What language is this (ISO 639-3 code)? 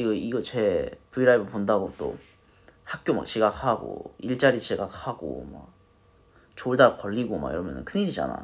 kor